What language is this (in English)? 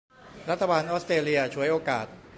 Thai